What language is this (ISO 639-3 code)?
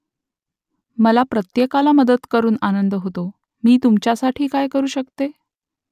mar